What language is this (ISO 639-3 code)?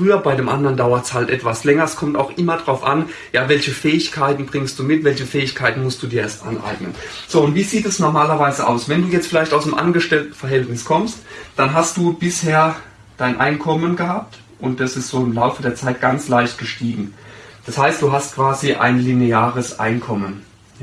deu